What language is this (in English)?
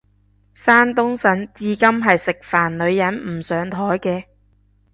Cantonese